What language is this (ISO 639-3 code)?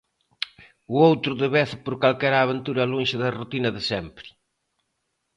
glg